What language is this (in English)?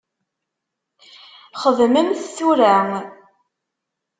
Kabyle